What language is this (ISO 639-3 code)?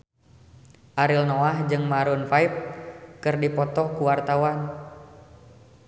sun